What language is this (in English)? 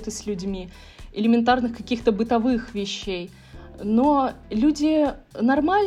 Russian